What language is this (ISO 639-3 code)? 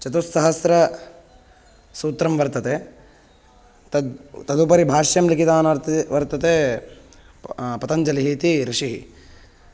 san